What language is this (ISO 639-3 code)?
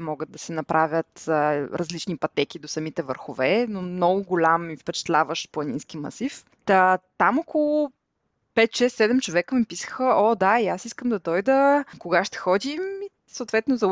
bul